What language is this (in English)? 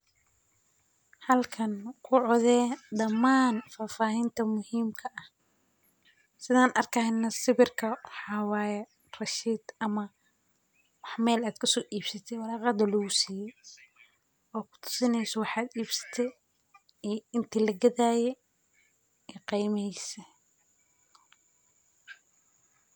Somali